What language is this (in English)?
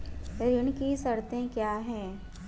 Hindi